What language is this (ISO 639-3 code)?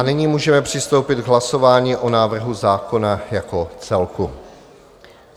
ces